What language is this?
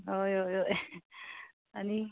Konkani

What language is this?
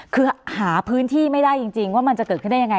Thai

